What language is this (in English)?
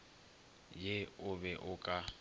Northern Sotho